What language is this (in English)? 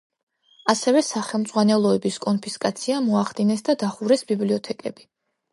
Georgian